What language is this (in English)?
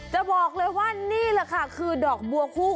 Thai